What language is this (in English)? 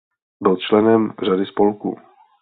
Czech